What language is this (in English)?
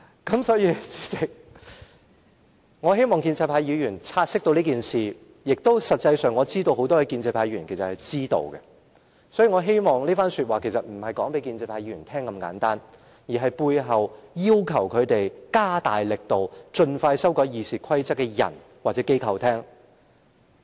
Cantonese